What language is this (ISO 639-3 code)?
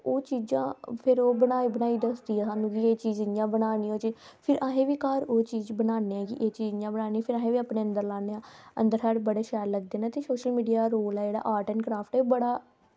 doi